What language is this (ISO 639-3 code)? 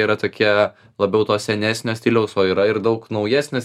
lit